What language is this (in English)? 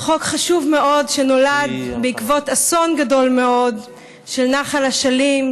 Hebrew